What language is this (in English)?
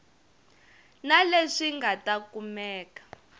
Tsonga